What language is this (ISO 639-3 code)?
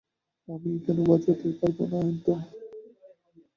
ben